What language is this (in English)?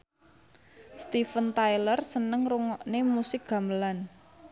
Javanese